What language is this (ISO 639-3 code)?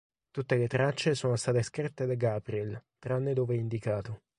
ita